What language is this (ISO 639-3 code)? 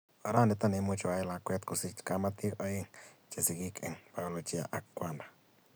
kln